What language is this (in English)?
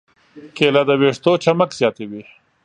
Pashto